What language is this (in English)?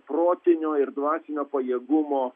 Lithuanian